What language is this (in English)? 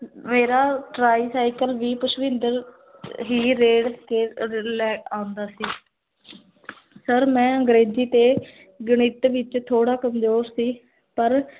Punjabi